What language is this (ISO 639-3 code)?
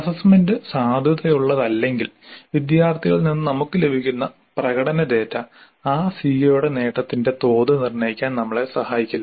mal